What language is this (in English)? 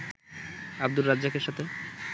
Bangla